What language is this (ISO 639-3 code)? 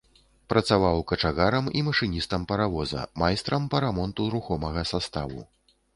bel